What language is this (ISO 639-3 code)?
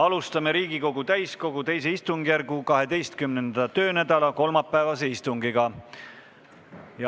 est